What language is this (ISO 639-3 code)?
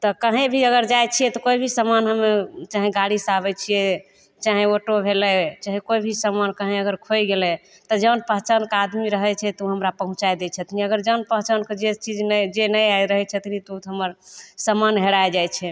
mai